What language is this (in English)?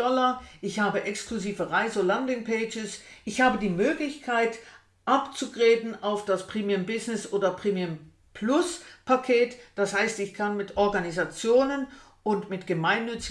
German